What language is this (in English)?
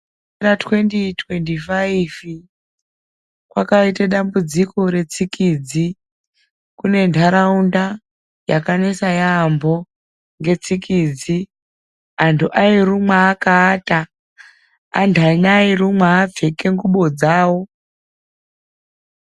Ndau